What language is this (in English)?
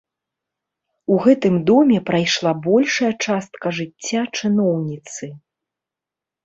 Belarusian